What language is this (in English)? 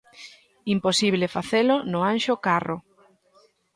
Galician